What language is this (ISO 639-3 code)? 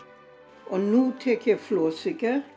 isl